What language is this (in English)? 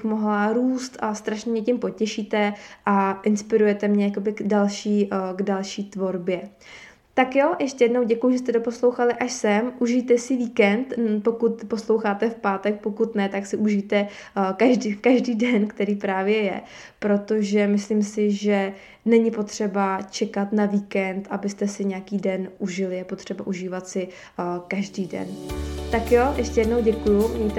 Czech